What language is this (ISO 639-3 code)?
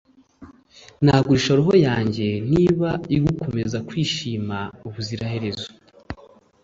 kin